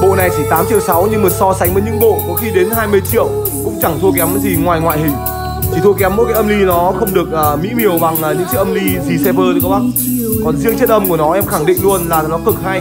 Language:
Vietnamese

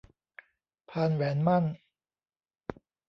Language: Thai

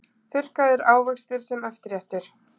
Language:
Icelandic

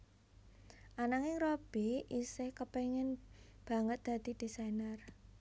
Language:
Javanese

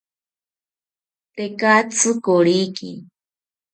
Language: South Ucayali Ashéninka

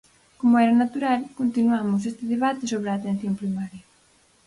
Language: Galician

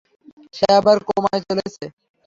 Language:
Bangla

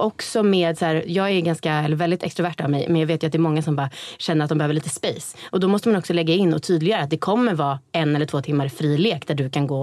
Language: Swedish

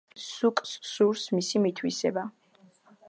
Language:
Georgian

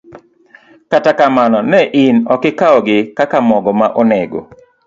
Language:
Luo (Kenya and Tanzania)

